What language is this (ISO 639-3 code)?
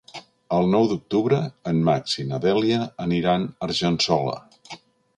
cat